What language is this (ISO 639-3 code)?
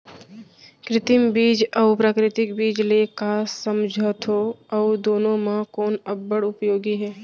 hne